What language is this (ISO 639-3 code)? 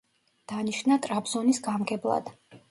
kat